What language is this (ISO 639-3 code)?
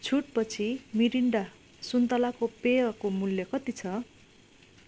nep